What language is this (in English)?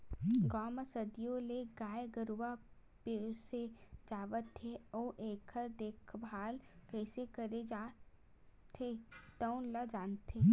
Chhattisgarhi